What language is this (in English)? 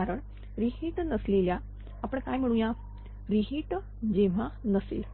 Marathi